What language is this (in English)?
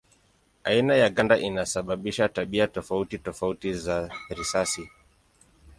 Swahili